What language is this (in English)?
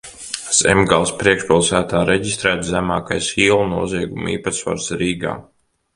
Latvian